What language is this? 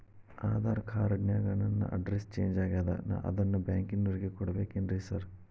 Kannada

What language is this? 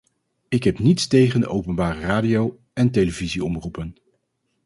Dutch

